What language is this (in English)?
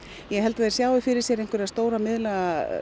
Icelandic